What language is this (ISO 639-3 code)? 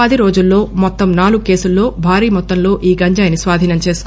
tel